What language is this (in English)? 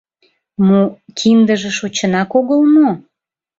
Mari